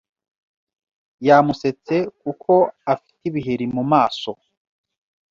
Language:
Kinyarwanda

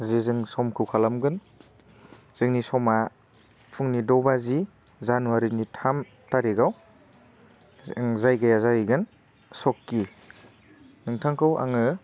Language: Bodo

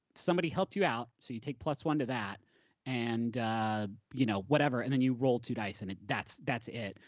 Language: English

